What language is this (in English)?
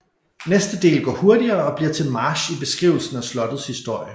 Danish